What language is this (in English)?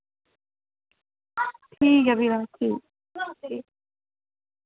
Dogri